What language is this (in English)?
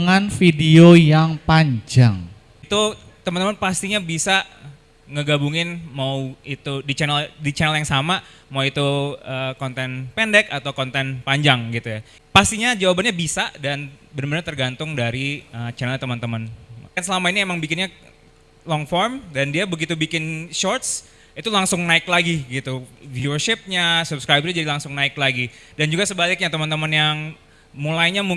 Indonesian